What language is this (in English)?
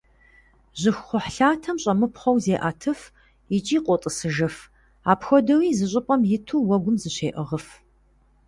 Kabardian